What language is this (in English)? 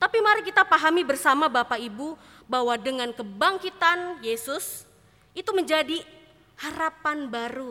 Indonesian